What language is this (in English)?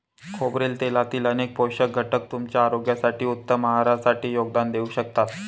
Marathi